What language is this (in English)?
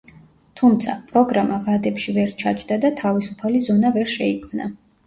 Georgian